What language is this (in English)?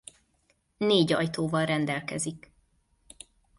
Hungarian